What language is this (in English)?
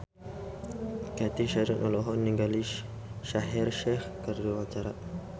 Sundanese